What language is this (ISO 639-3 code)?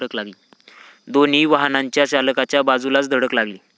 mar